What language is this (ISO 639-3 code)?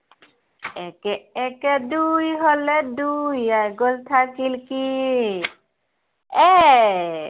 asm